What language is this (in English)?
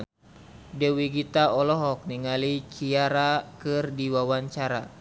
Sundanese